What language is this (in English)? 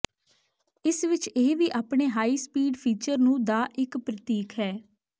Punjabi